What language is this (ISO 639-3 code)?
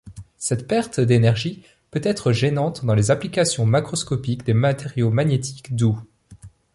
fra